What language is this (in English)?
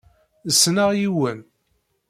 Kabyle